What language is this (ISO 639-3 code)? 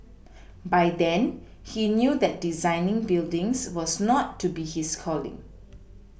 eng